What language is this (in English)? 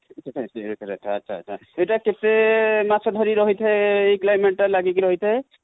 Odia